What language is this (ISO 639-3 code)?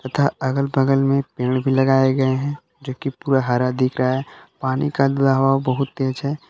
hin